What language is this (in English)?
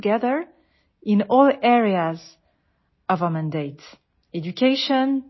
Assamese